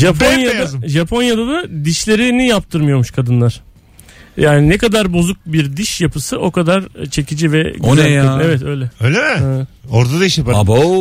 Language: Turkish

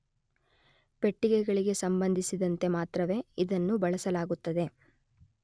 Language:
Kannada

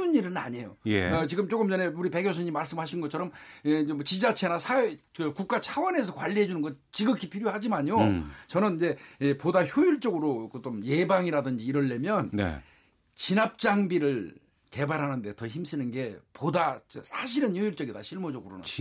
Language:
Korean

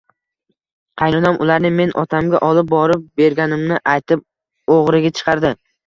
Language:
Uzbek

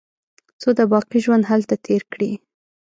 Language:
Pashto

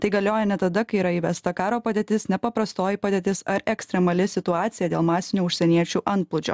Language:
Lithuanian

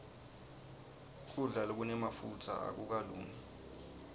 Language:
Swati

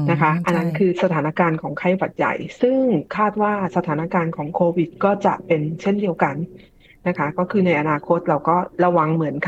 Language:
Thai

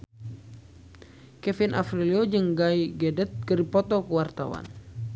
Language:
Sundanese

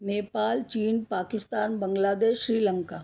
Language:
Hindi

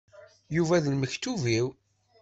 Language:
Kabyle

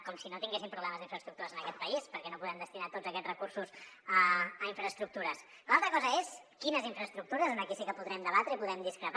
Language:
Catalan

